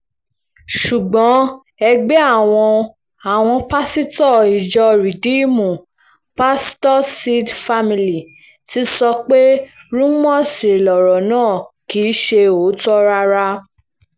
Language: Yoruba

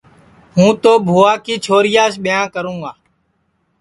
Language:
Sansi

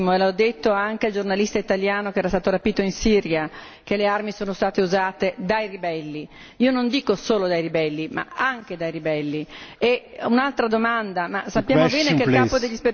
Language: Italian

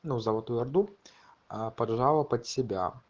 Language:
Russian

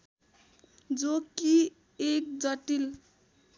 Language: Nepali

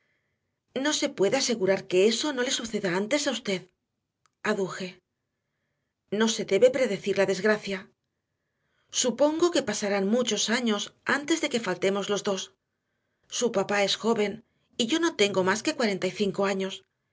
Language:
Spanish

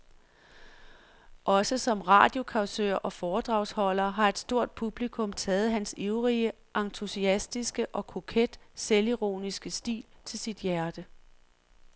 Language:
Danish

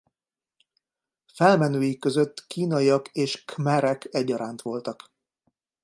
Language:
Hungarian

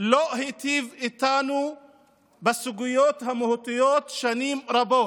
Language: Hebrew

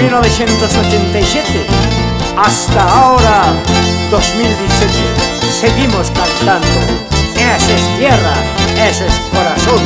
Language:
Spanish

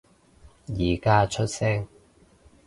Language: Cantonese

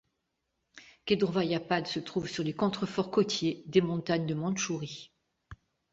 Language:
French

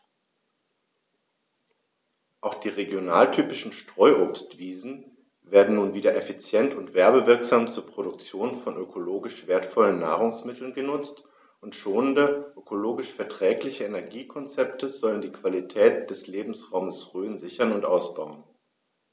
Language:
German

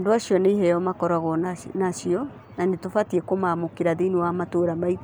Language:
Kikuyu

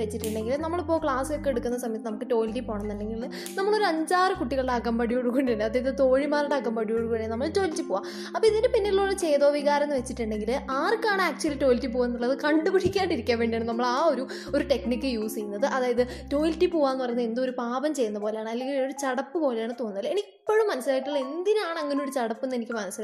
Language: Malayalam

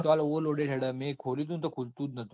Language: Gujarati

